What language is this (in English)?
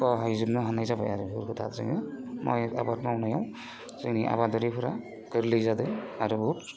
Bodo